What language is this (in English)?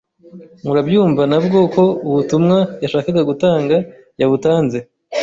Kinyarwanda